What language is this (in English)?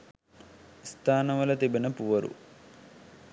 Sinhala